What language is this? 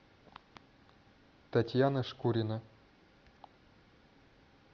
Russian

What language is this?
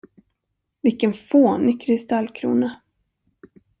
Swedish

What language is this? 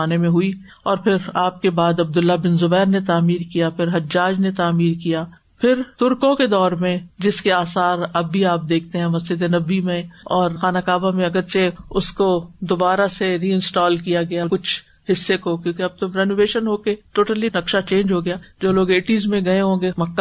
Urdu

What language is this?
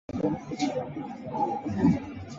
Chinese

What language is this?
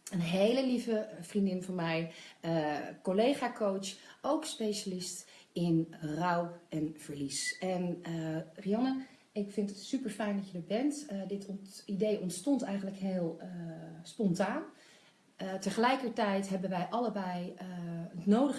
Dutch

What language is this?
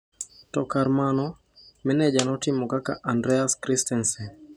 Luo (Kenya and Tanzania)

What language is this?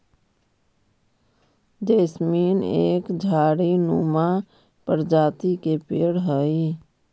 Magahi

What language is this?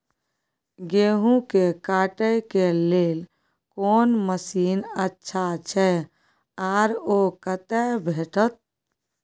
Maithili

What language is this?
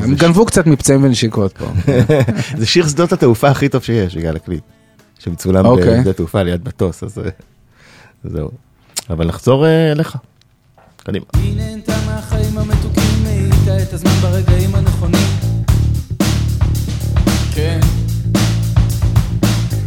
Hebrew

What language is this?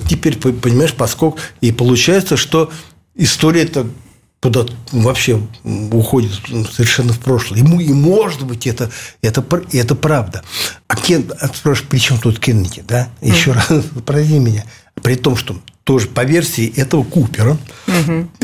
Russian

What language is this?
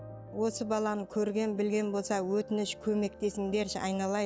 Kazakh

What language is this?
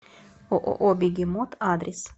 Russian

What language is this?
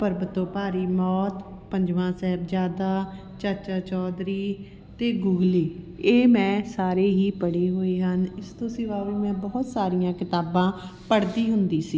Punjabi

